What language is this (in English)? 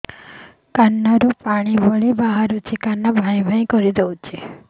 Odia